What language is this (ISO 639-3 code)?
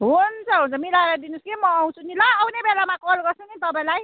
nep